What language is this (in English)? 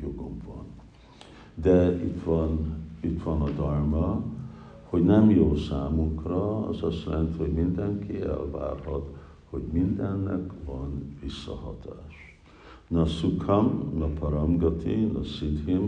Hungarian